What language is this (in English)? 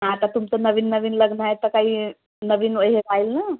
Marathi